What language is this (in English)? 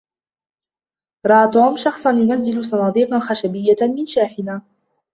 Arabic